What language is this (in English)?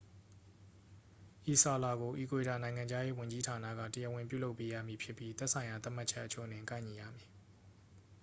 Burmese